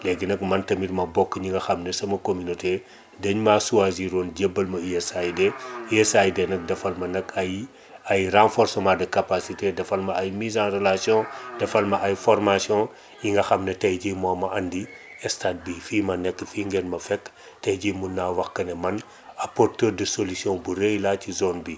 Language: Wolof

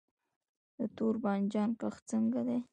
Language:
Pashto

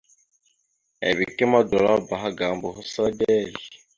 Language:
Mada (Cameroon)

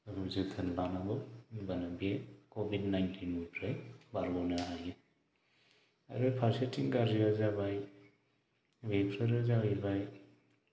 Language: Bodo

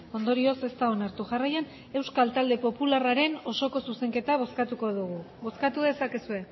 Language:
Basque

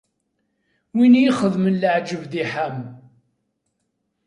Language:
Kabyle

